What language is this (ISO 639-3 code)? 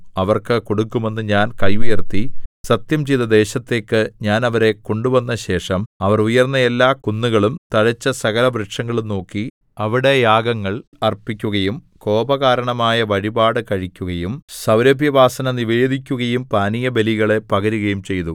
mal